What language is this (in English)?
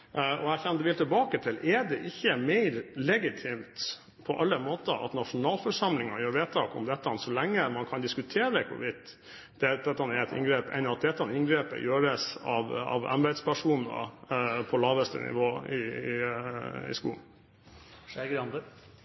Norwegian Bokmål